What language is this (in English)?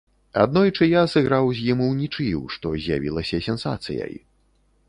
Belarusian